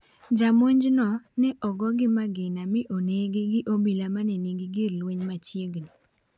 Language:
Luo (Kenya and Tanzania)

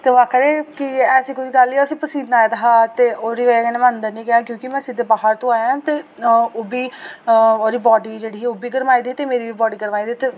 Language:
Dogri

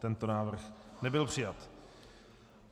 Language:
Czech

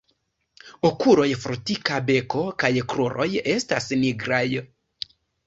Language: Esperanto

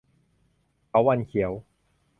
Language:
Thai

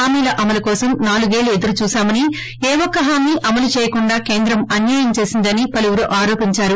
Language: Telugu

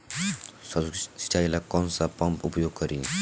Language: Bhojpuri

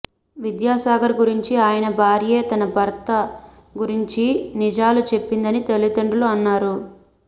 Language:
Telugu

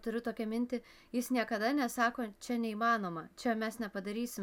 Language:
Lithuanian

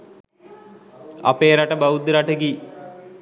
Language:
Sinhala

